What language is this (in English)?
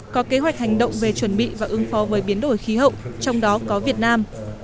Vietnamese